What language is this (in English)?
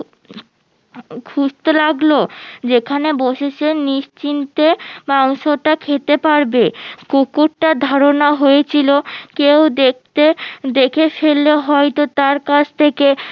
Bangla